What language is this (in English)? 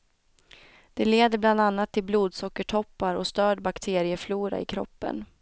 Swedish